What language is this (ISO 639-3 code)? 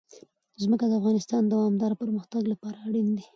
pus